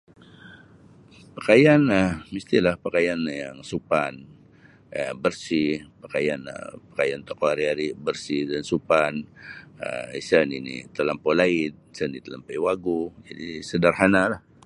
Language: Sabah Bisaya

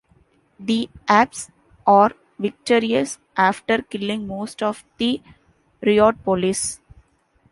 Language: English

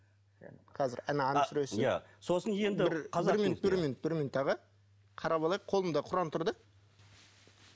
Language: Kazakh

